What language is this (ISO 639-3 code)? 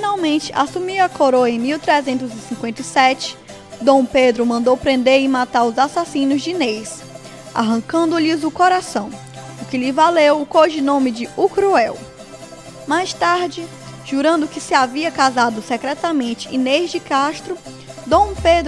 por